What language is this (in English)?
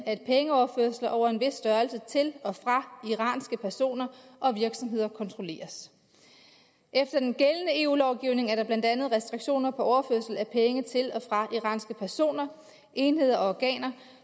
Danish